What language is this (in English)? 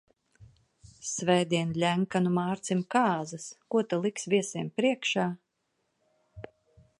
Latvian